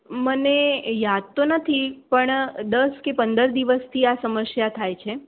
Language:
Gujarati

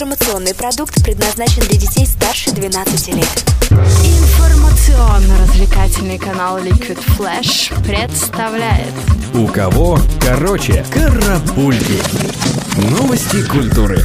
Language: Russian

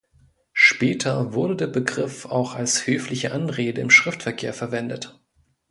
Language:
German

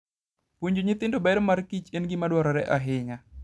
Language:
Luo (Kenya and Tanzania)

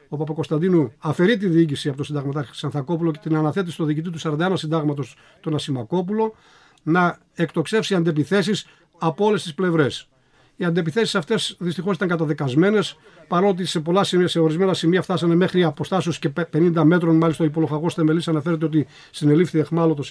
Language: Greek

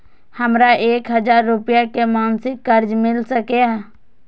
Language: Maithili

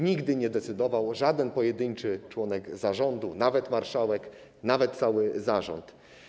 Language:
Polish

